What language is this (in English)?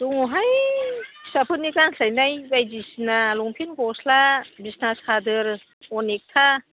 Bodo